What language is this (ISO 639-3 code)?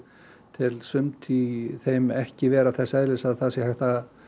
isl